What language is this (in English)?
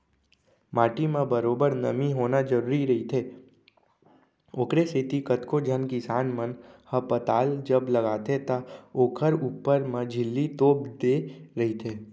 Chhattisgarhi